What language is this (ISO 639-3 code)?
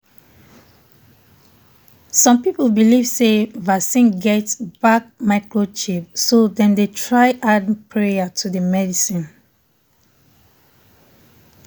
pcm